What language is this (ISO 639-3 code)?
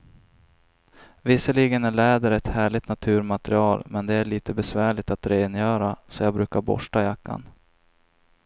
swe